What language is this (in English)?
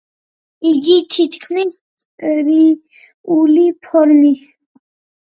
Georgian